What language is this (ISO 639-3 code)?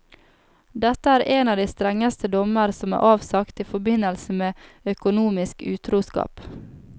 nor